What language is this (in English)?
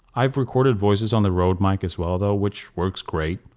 English